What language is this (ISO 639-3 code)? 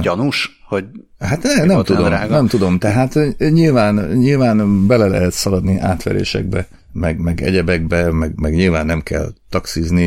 hun